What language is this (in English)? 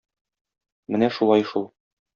Tatar